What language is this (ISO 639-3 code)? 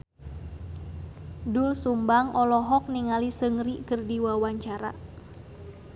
sun